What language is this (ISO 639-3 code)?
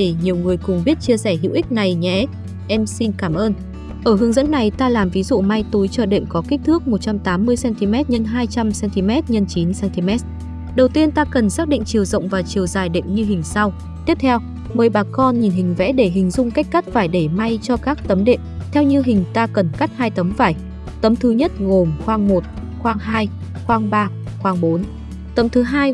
vie